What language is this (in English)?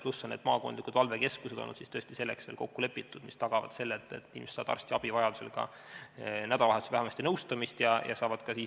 Estonian